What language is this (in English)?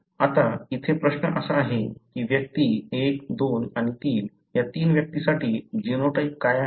Marathi